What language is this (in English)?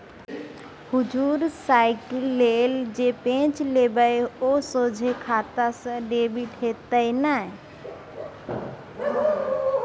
Maithili